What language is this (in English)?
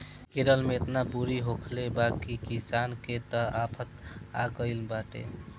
Bhojpuri